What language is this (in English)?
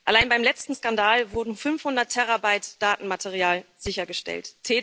German